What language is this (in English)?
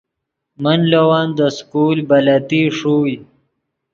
Yidgha